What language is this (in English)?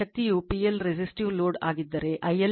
Kannada